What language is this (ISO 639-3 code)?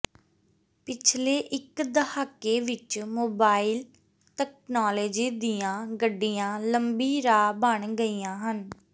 pan